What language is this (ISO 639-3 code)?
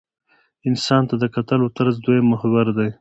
pus